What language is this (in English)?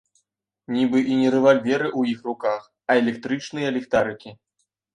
Belarusian